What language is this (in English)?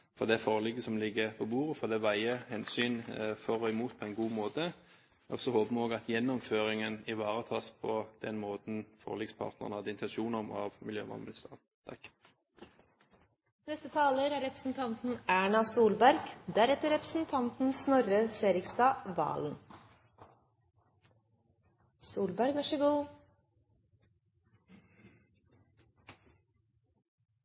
Norwegian Bokmål